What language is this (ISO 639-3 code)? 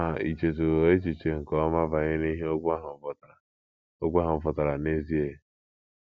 ibo